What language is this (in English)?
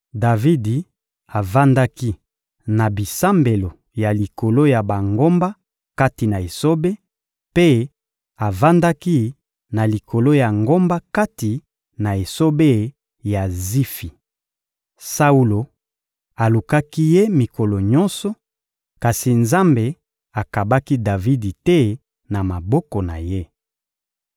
Lingala